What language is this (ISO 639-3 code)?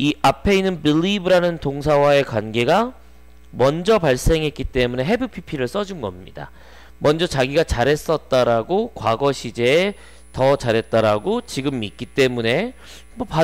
kor